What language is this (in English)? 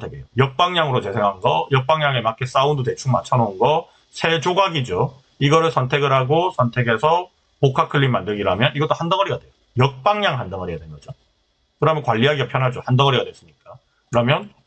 Korean